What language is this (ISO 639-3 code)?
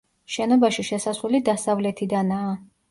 kat